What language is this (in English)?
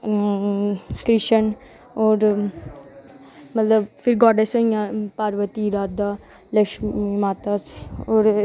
Dogri